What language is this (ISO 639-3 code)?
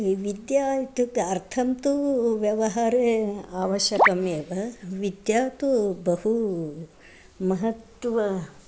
san